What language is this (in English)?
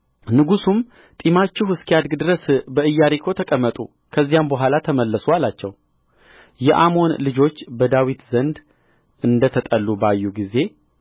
Amharic